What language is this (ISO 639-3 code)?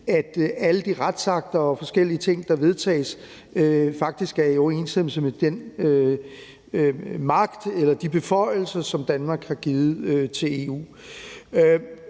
dan